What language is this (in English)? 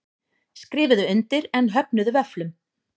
Icelandic